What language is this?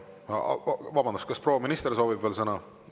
Estonian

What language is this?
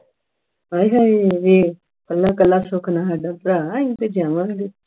Punjabi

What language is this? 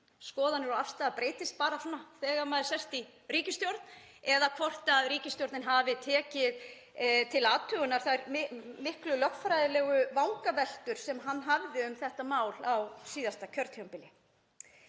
Icelandic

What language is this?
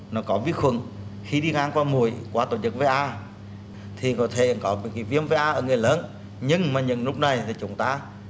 Vietnamese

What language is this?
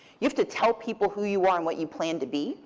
English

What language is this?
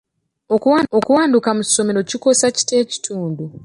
Ganda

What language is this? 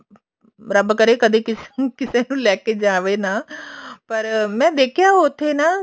Punjabi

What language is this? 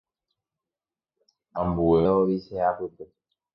Guarani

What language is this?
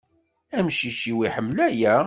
Kabyle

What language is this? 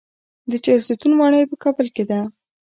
Pashto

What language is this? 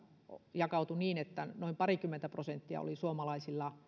Finnish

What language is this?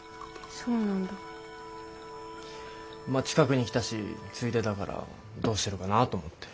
Japanese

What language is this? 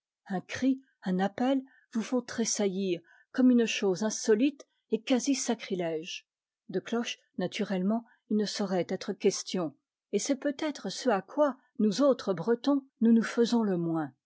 French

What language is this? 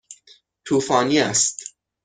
Persian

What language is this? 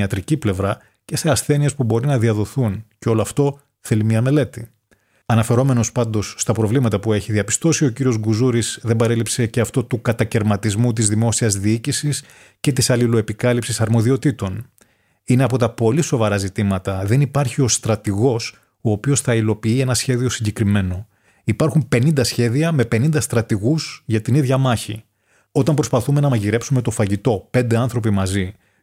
Greek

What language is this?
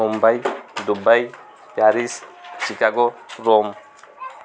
Odia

